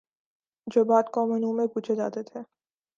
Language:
Urdu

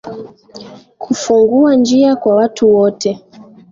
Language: Swahili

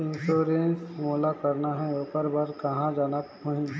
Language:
Chhattisgarhi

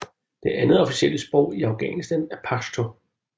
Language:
Danish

